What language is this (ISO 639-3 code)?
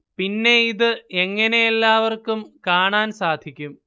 mal